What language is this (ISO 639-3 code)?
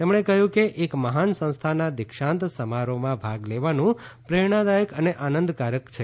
guj